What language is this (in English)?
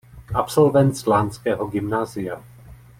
Czech